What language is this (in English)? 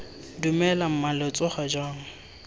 Tswana